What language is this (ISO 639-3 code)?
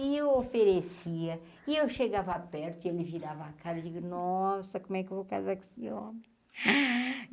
por